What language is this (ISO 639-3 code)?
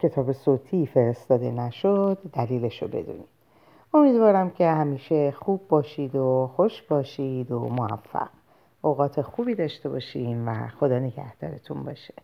fas